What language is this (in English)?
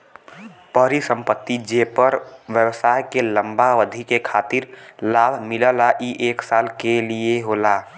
Bhojpuri